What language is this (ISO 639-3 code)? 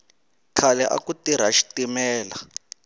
tso